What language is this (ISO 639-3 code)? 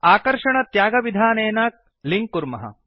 san